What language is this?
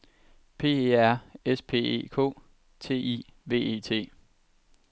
Danish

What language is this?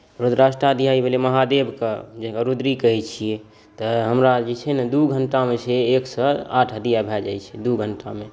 Maithili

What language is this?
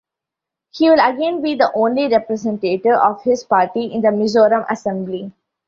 English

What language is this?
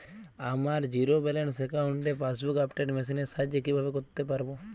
Bangla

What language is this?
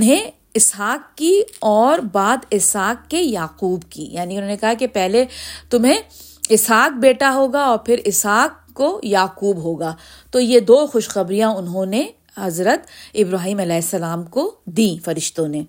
Urdu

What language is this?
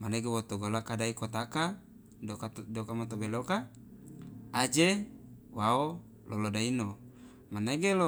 Loloda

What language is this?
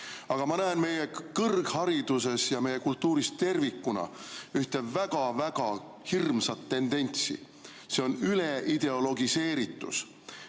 Estonian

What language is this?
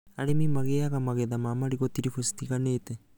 Kikuyu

